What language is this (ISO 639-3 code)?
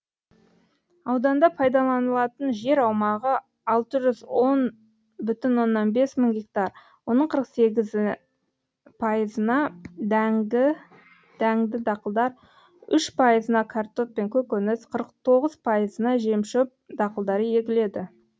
kaz